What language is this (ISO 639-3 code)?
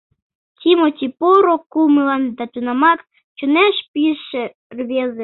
chm